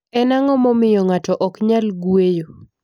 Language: Luo (Kenya and Tanzania)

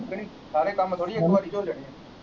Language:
Punjabi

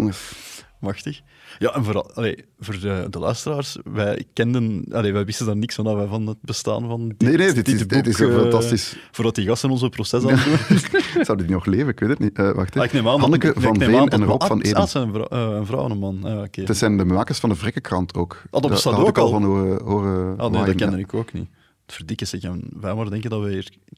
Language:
Dutch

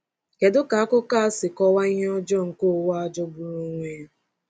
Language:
Igbo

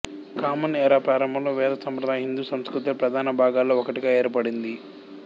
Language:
Telugu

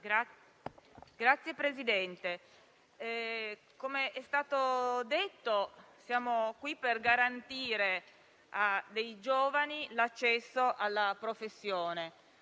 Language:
Italian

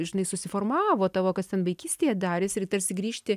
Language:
Lithuanian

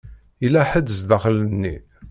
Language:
Kabyle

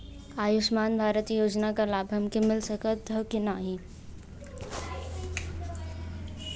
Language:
Bhojpuri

